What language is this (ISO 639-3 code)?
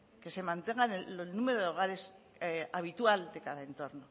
spa